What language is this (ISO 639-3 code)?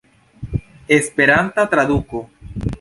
epo